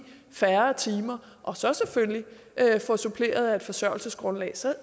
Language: Danish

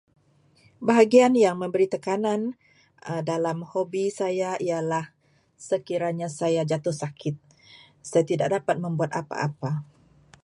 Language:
Malay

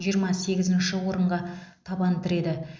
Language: Kazakh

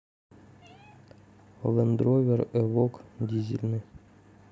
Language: Russian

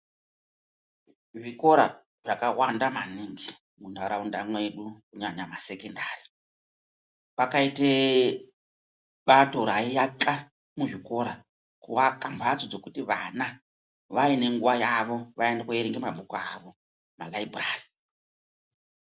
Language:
Ndau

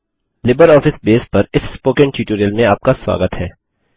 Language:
Hindi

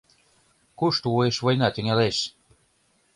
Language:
Mari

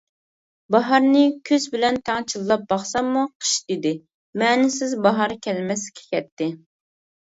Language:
Uyghur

